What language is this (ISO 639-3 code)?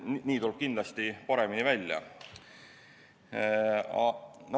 est